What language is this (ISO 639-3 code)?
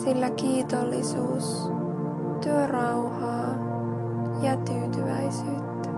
fin